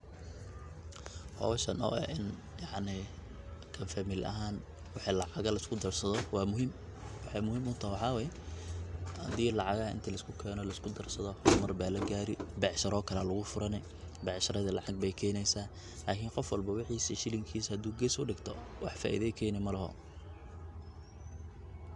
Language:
Somali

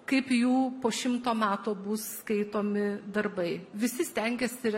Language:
Lithuanian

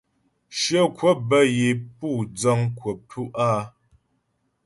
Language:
Ghomala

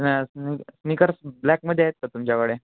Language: Marathi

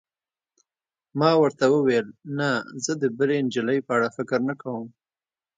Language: Pashto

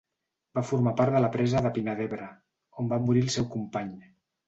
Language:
Catalan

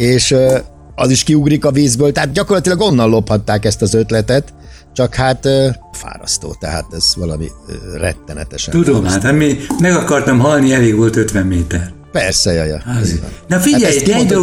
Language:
Hungarian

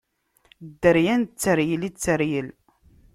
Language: Kabyle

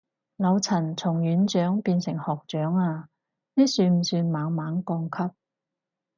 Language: Cantonese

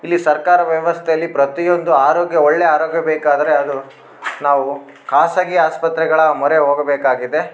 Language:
Kannada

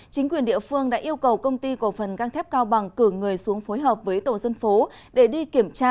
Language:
Vietnamese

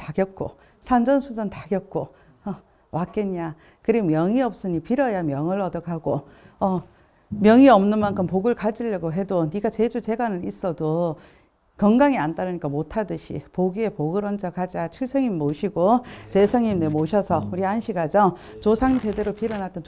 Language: Korean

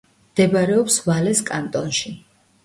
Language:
Georgian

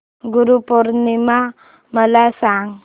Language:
Marathi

